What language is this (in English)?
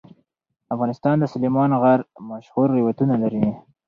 Pashto